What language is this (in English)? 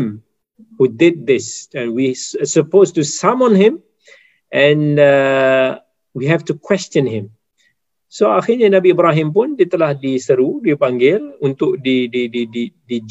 Malay